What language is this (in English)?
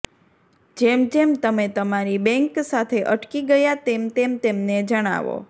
Gujarati